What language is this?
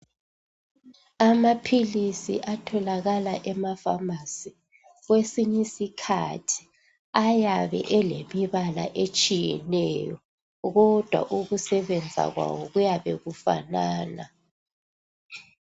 North Ndebele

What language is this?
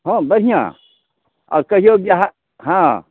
Maithili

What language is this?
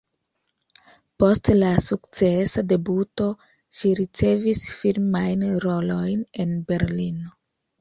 Esperanto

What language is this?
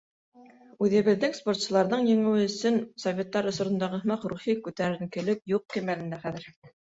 Bashkir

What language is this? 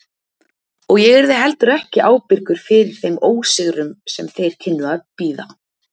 Icelandic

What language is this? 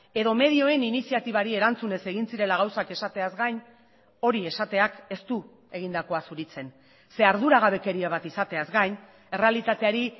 Basque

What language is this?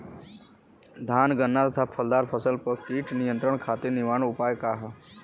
Bhojpuri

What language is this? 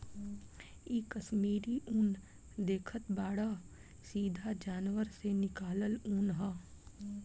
Bhojpuri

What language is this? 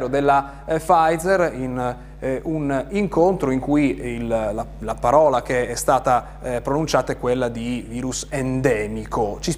Italian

